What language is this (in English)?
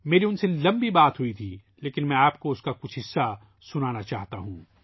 Urdu